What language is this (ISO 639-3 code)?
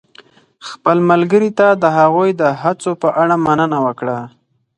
pus